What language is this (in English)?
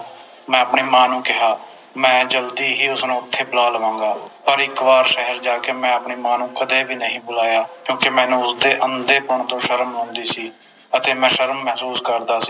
Punjabi